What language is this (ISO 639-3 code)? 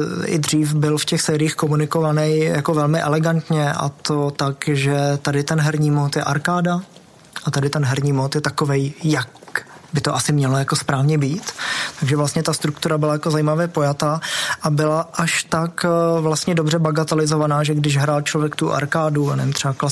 ces